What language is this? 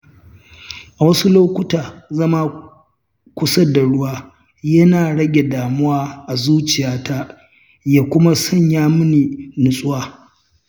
Hausa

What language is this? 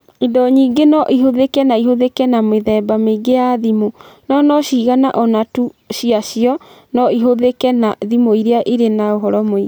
Kikuyu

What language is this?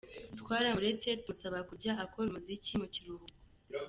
Kinyarwanda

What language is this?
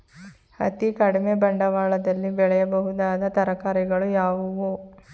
Kannada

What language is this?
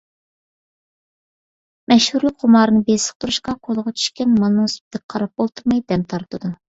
Uyghur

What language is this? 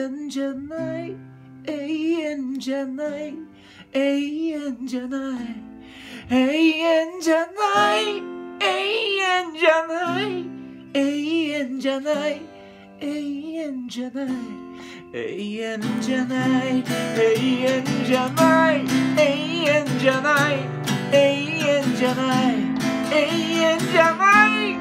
Japanese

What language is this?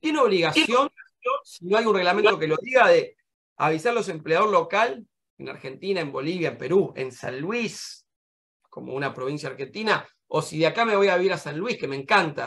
Spanish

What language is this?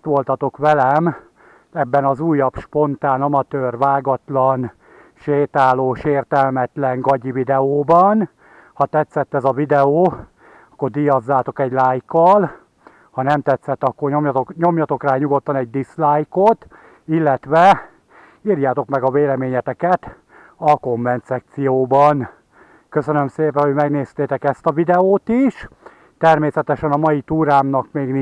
Hungarian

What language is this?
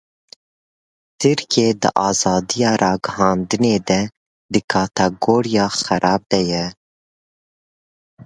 Kurdish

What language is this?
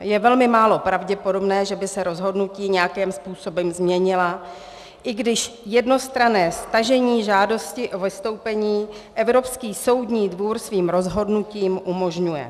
Czech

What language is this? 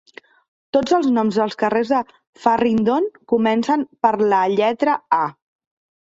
Catalan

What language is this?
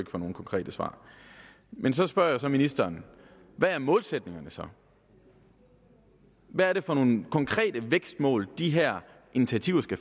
Danish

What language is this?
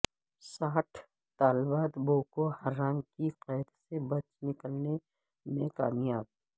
Urdu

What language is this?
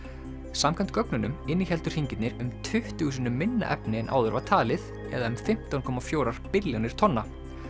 Icelandic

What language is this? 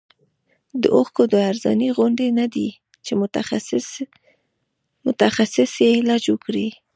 Pashto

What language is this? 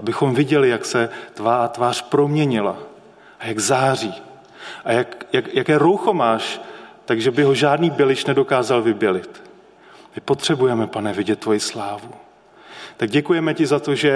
Czech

